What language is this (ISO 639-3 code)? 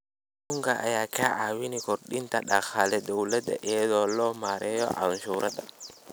som